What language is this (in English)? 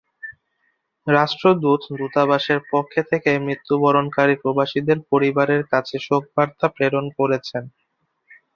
Bangla